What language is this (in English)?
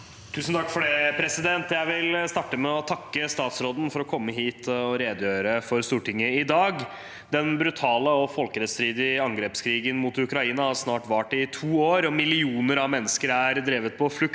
Norwegian